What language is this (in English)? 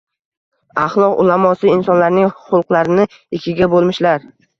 Uzbek